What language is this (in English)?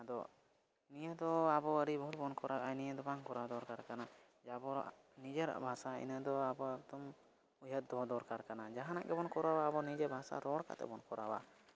Santali